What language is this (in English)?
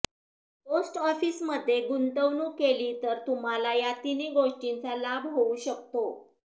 Marathi